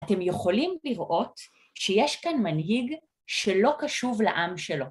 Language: Hebrew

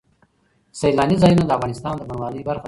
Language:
Pashto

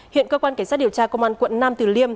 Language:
Vietnamese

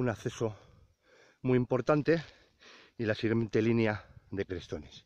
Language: Spanish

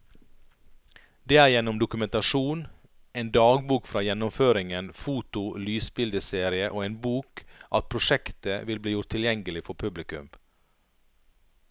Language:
Norwegian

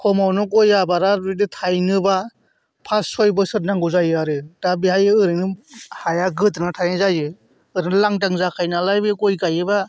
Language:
Bodo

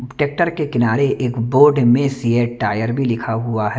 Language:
Hindi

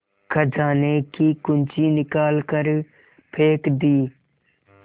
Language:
Hindi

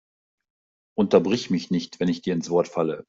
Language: German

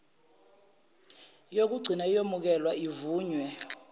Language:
Zulu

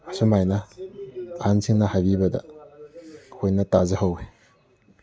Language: Manipuri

